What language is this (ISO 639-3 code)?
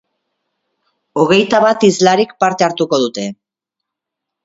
eus